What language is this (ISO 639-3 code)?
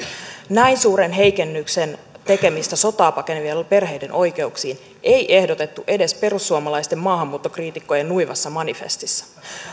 fin